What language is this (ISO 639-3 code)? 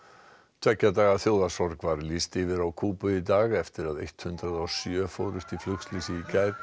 isl